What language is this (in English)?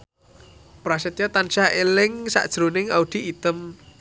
Javanese